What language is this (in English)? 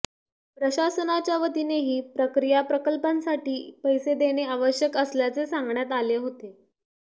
Marathi